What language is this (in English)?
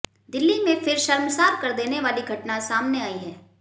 Hindi